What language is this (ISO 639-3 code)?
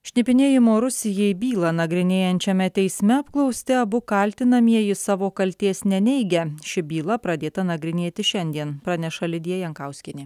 lit